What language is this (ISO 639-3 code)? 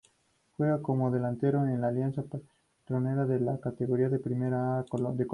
spa